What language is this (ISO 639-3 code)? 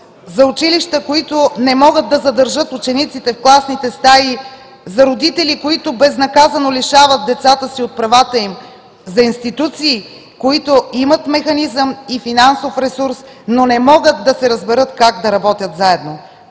bul